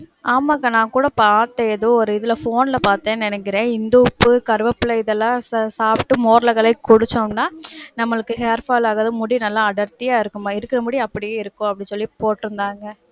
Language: Tamil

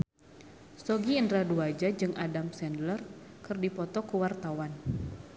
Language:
Sundanese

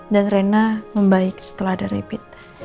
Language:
Indonesian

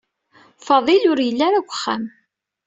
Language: Kabyle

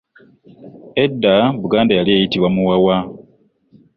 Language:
Ganda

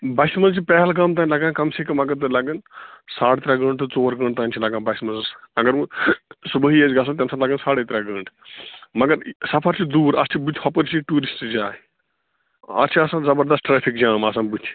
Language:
Kashmiri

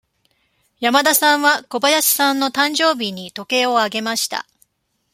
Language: Japanese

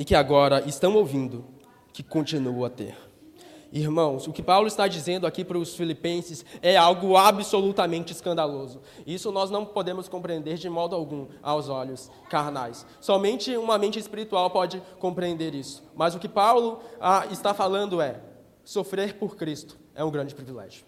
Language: Portuguese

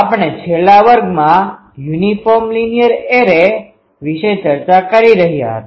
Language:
Gujarati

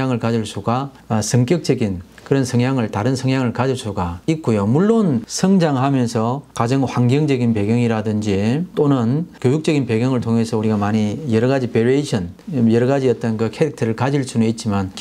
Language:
Korean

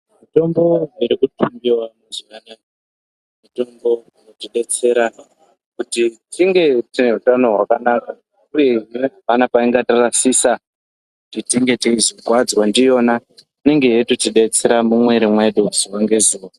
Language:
Ndau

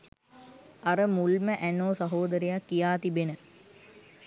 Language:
Sinhala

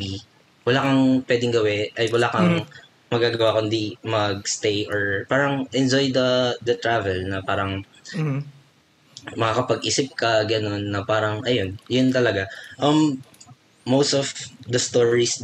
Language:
Filipino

